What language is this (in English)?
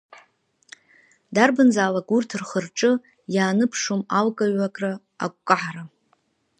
Abkhazian